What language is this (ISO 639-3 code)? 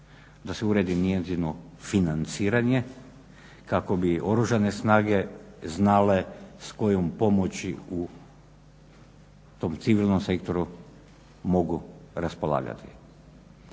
hrv